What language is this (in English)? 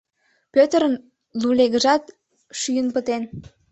Mari